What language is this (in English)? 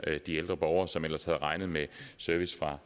Danish